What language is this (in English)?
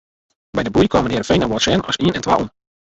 Western Frisian